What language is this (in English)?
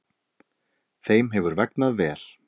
Icelandic